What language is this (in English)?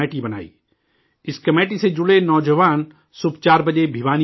Urdu